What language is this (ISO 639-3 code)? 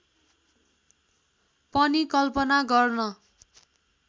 nep